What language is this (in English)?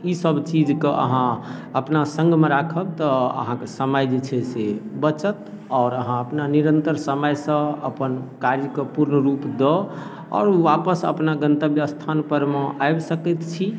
Maithili